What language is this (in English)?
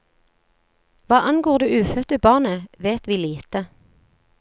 Norwegian